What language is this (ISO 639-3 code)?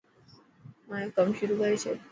mki